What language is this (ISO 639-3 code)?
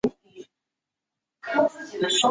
zho